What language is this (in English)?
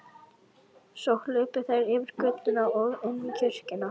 Icelandic